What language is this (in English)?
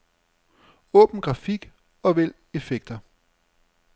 Danish